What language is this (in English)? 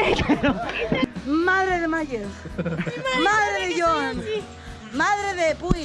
Spanish